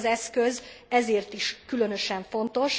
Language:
Hungarian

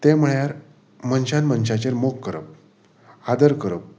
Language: Konkani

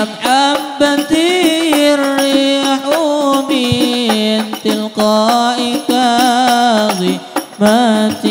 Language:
Arabic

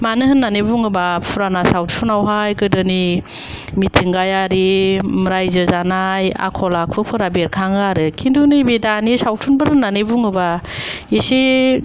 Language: Bodo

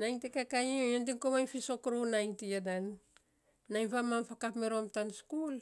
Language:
Saposa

